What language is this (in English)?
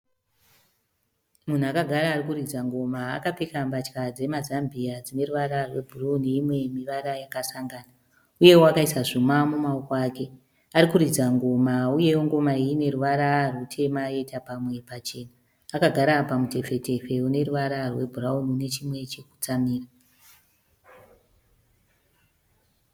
Shona